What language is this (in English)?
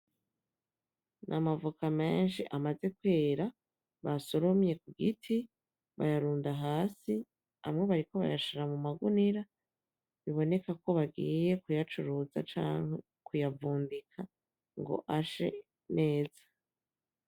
Rundi